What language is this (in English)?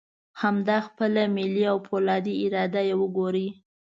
Pashto